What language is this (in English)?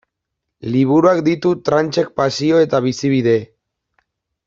Basque